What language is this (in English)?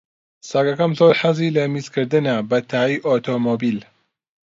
Central Kurdish